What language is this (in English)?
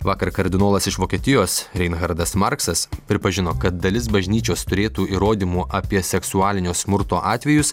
Lithuanian